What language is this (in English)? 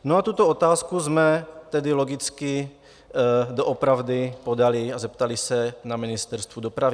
Czech